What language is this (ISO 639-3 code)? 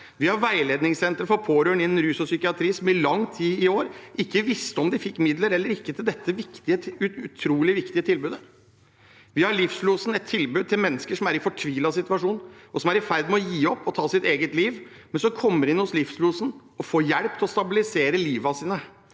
nor